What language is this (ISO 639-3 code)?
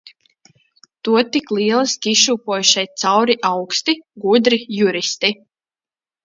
lav